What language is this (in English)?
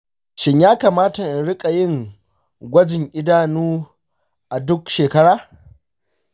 Hausa